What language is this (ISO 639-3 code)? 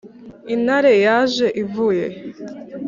kin